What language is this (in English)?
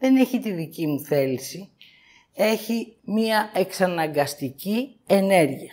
Greek